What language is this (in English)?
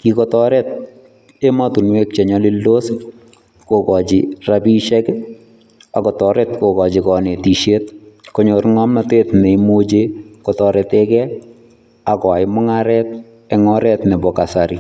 Kalenjin